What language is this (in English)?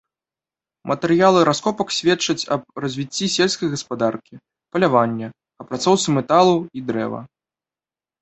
Belarusian